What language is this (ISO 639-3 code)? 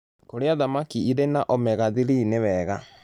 kik